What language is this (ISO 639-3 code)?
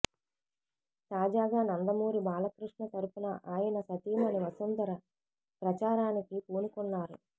tel